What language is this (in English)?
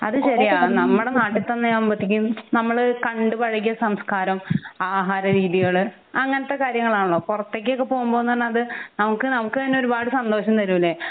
Malayalam